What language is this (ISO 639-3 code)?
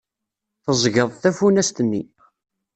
kab